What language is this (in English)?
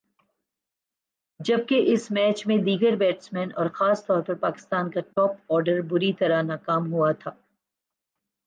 Urdu